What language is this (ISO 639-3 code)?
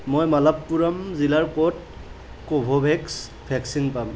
asm